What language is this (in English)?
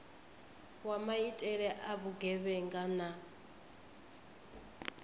Venda